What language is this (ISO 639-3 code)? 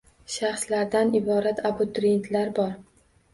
uzb